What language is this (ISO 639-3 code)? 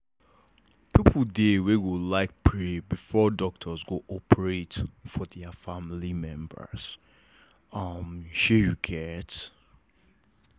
pcm